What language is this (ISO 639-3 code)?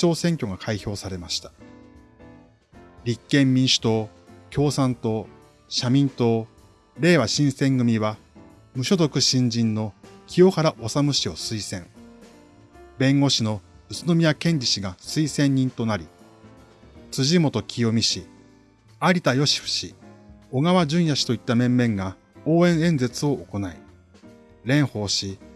jpn